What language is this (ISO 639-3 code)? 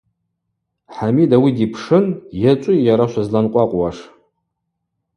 abq